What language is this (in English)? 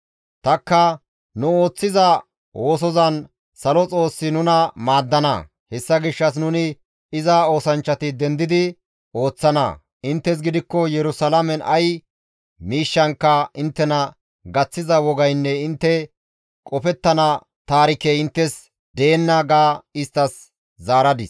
Gamo